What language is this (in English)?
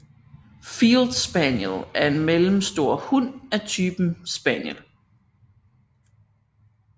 Danish